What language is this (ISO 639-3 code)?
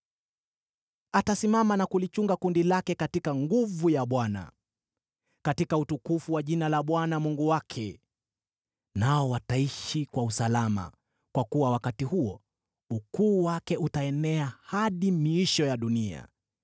swa